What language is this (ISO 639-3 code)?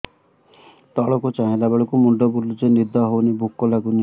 ori